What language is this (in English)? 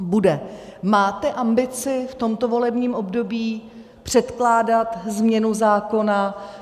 Czech